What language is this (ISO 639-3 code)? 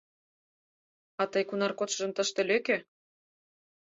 chm